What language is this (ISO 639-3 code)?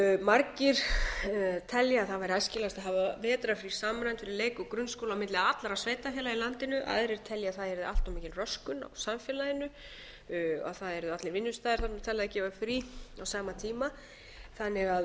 isl